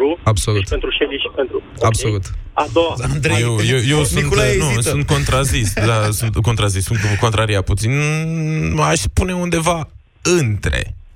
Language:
Romanian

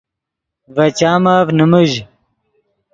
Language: Yidgha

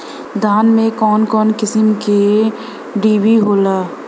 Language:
Bhojpuri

